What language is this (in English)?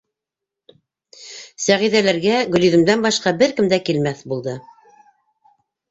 Bashkir